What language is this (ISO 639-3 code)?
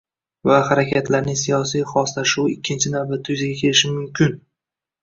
uzb